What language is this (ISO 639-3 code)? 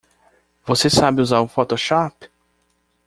por